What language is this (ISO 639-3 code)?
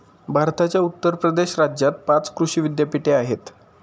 mar